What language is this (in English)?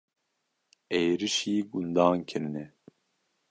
Kurdish